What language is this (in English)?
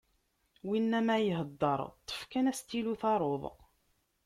Kabyle